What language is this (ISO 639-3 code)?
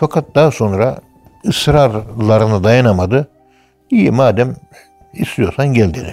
tur